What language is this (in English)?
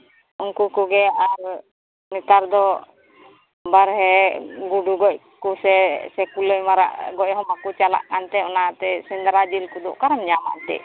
Santali